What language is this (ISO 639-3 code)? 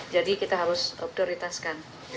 ind